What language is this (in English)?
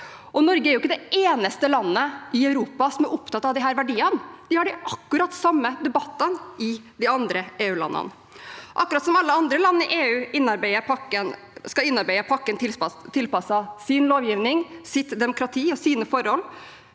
Norwegian